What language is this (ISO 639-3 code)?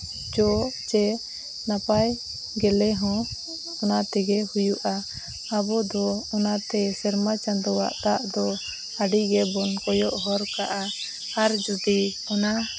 sat